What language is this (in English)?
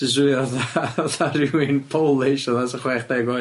Welsh